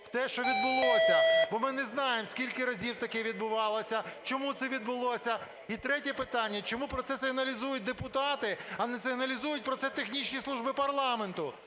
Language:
Ukrainian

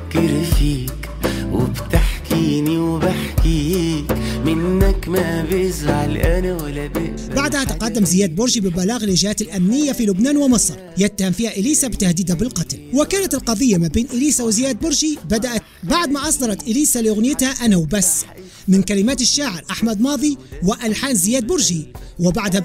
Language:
Arabic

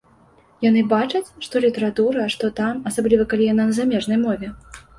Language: Belarusian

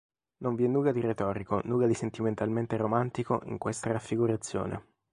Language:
Italian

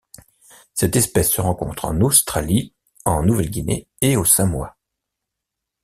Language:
French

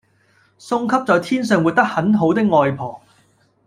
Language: Cantonese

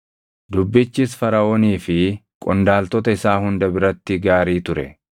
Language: Oromo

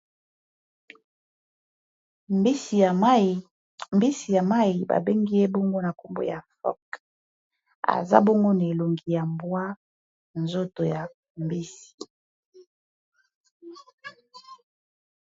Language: Lingala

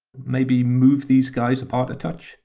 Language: English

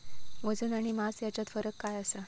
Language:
Marathi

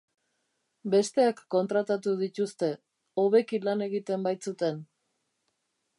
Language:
Basque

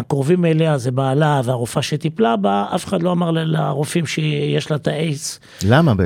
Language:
Hebrew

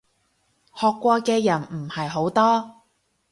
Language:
Cantonese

